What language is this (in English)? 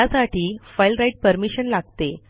Marathi